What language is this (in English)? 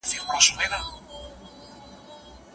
Pashto